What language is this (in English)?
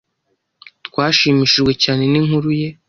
Kinyarwanda